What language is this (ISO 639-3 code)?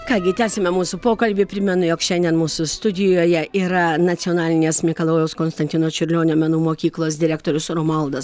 lit